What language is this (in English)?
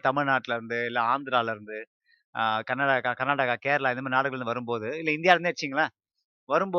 Tamil